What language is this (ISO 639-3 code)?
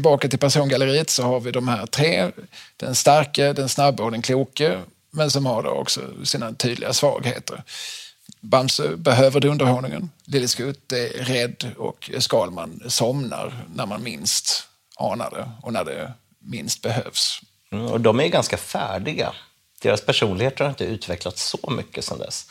swe